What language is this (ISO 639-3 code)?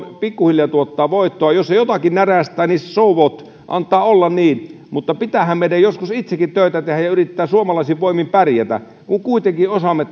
fin